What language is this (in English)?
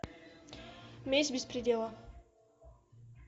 Russian